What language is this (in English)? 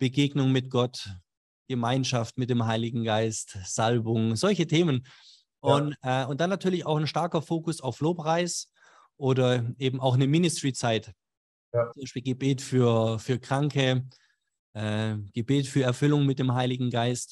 German